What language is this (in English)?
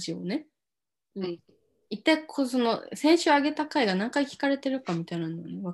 Japanese